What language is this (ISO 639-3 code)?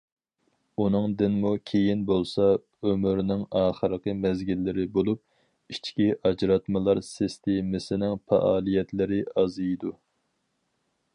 uig